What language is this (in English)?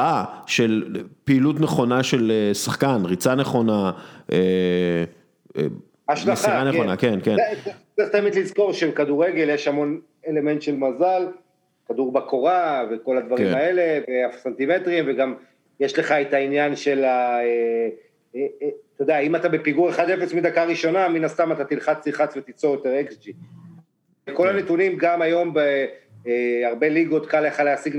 Hebrew